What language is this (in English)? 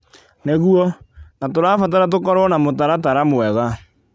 Kikuyu